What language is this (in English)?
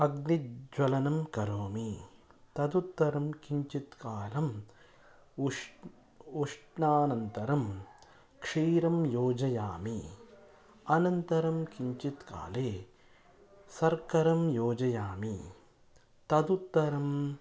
Sanskrit